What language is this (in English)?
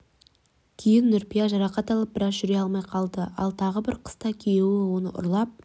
Kazakh